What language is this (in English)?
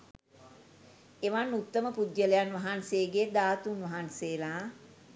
Sinhala